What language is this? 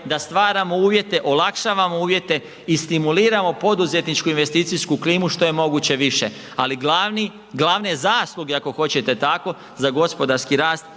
Croatian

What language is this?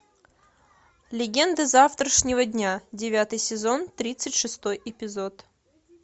Russian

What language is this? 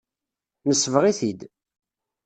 Kabyle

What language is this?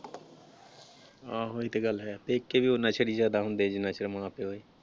Punjabi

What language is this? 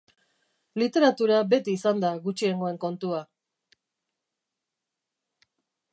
Basque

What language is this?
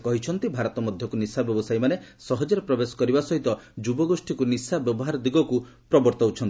Odia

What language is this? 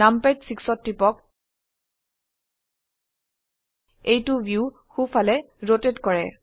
Assamese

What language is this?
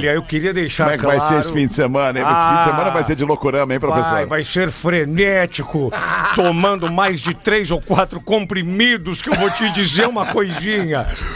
Portuguese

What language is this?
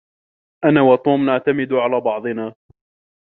Arabic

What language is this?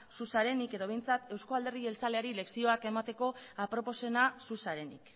Basque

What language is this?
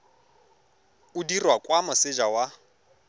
Tswana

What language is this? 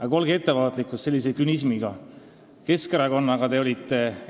Estonian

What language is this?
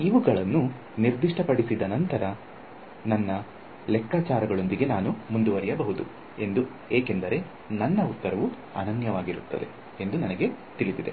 Kannada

